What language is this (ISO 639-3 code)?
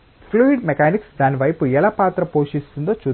tel